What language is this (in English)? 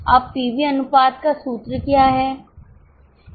Hindi